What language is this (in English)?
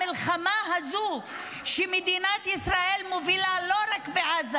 Hebrew